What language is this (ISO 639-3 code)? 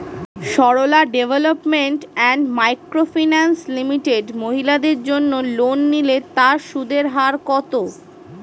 ben